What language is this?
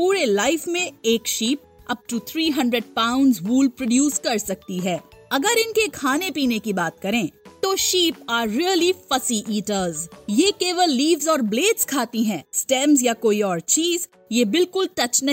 Hindi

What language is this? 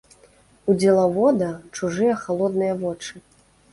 Belarusian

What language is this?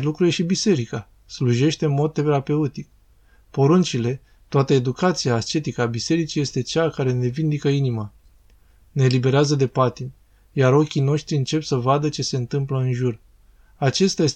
Romanian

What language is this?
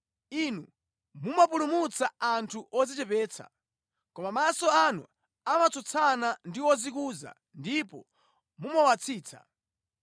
Nyanja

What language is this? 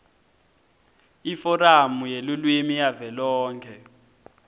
Swati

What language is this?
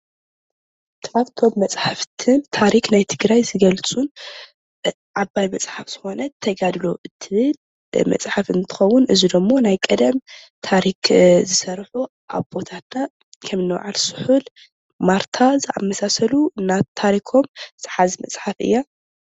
Tigrinya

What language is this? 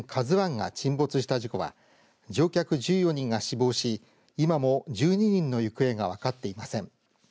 Japanese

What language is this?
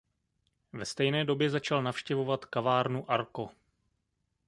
Czech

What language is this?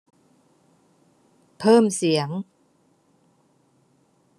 Thai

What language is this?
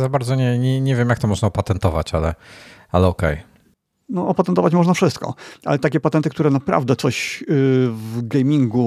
Polish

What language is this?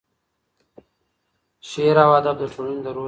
Pashto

